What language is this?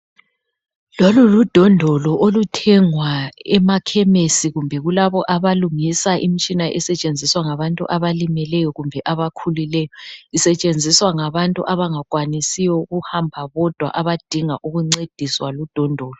North Ndebele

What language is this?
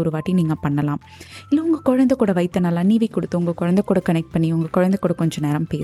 Tamil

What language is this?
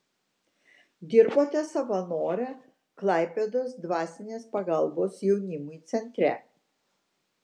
Lithuanian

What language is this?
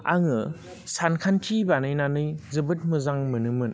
Bodo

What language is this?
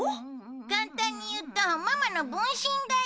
Japanese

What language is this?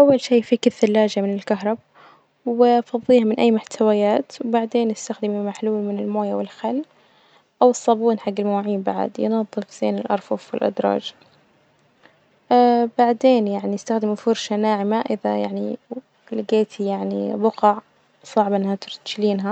Najdi Arabic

